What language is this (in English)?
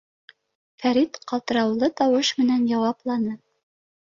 Bashkir